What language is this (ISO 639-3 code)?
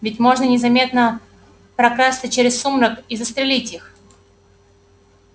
rus